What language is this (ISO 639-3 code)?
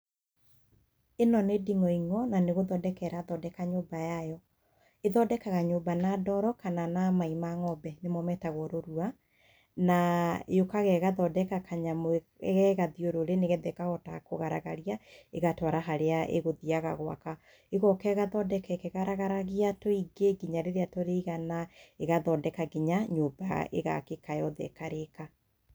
kik